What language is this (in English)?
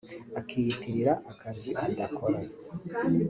Kinyarwanda